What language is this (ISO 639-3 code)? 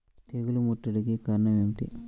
tel